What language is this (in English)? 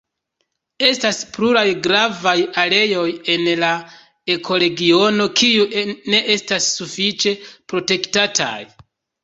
Esperanto